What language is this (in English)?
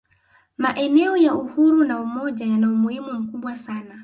Swahili